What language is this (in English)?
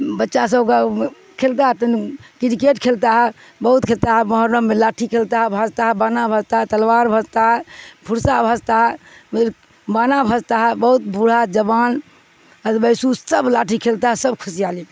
Urdu